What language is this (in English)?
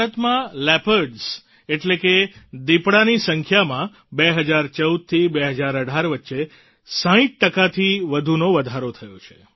Gujarati